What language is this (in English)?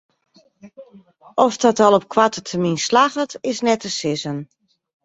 Western Frisian